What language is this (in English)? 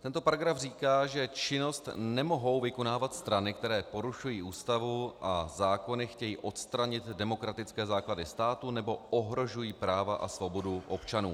Czech